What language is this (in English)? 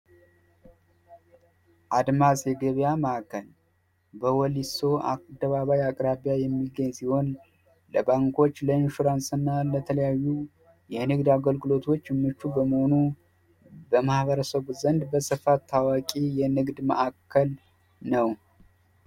Amharic